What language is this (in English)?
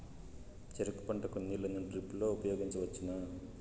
Telugu